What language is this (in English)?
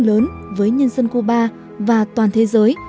Vietnamese